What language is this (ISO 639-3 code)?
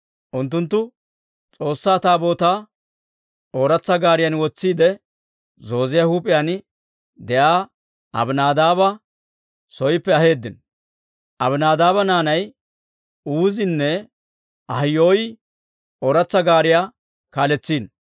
dwr